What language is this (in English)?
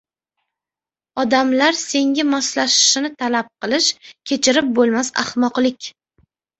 Uzbek